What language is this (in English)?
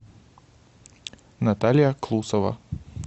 Russian